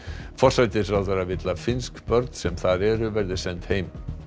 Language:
Icelandic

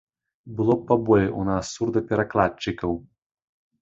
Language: Belarusian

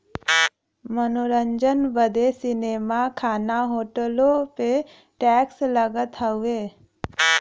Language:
Bhojpuri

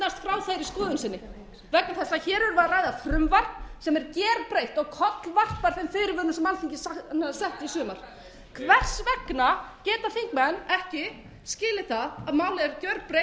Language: Icelandic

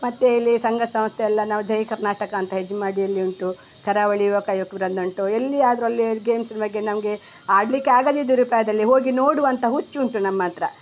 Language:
Kannada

